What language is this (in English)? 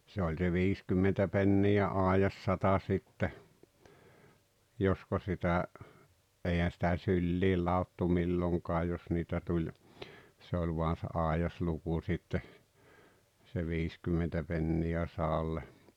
Finnish